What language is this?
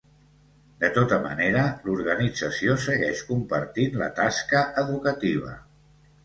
Catalan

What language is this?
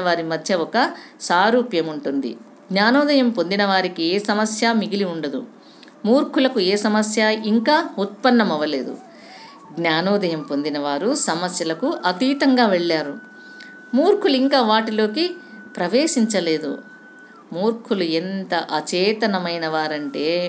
Telugu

